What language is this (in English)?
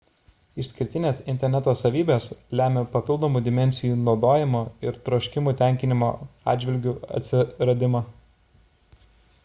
Lithuanian